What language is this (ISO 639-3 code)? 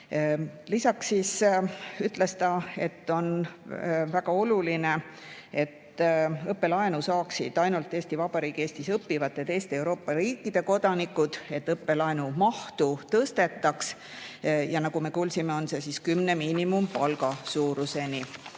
est